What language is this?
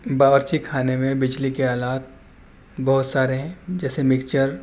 Urdu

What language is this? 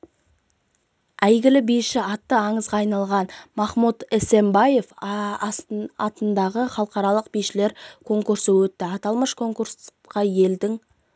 Kazakh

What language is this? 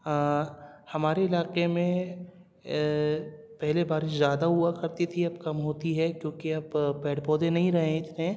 Urdu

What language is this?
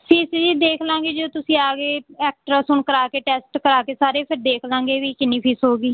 Punjabi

